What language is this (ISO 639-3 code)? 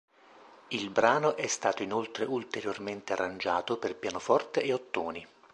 ita